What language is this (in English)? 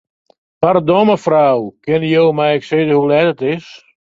Western Frisian